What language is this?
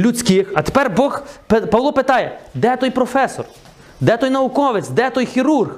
Ukrainian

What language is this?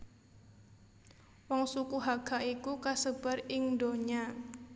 Javanese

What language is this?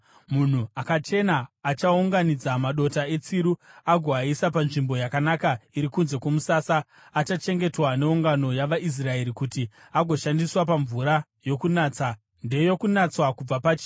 Shona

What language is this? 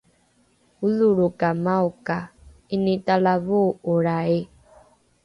Rukai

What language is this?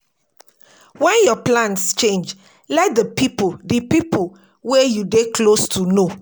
Nigerian Pidgin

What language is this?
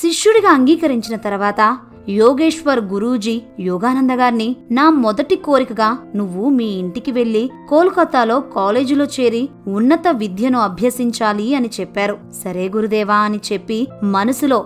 Telugu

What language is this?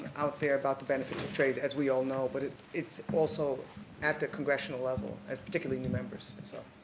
English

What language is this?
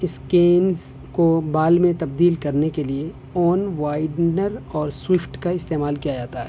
Urdu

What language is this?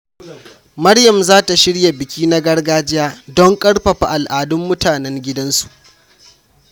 Hausa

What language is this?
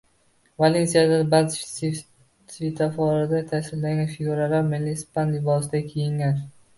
Uzbek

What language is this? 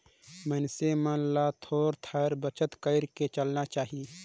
Chhattisgarhi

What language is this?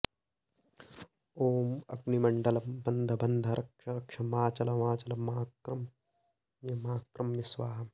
Sanskrit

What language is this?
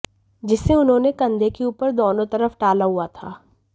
Hindi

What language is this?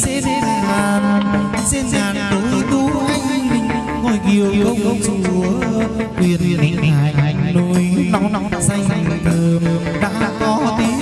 Vietnamese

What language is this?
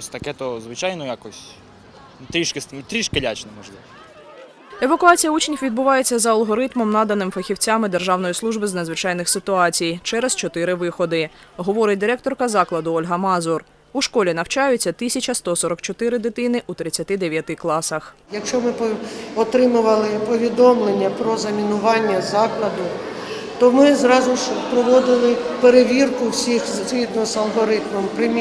Ukrainian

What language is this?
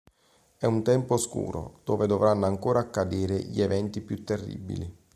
Italian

